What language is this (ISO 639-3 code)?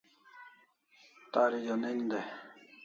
kls